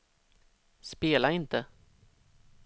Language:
Swedish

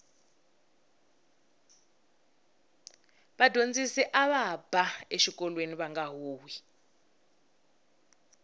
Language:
Tsonga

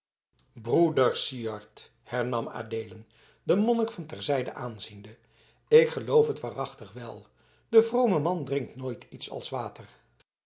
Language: Dutch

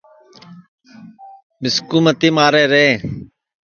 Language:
Sansi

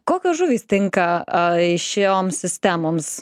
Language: Lithuanian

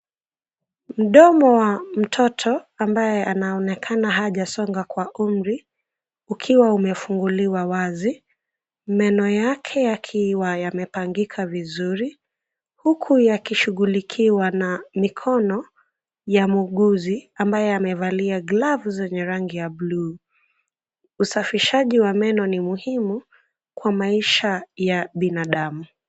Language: Swahili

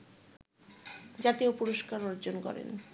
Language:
Bangla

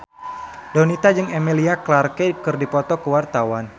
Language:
Sundanese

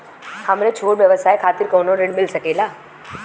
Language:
Bhojpuri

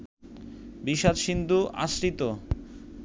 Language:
Bangla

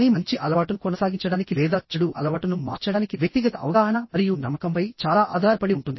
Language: Telugu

